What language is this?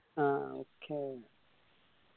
Malayalam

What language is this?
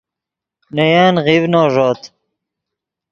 Yidgha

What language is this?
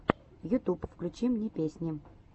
Russian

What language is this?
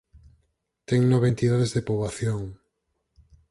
Galician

